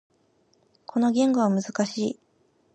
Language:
Japanese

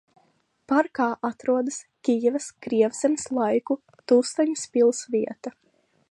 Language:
Latvian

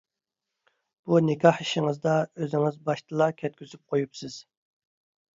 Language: Uyghur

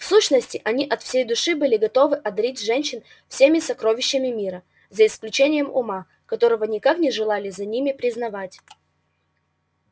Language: Russian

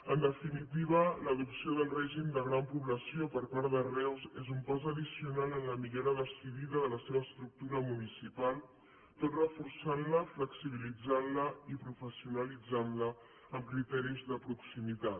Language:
Catalan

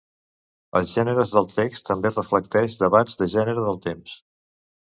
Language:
Catalan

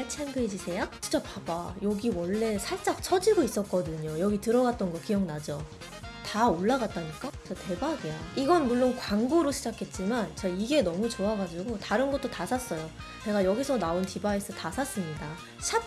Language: Korean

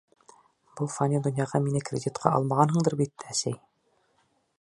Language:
Bashkir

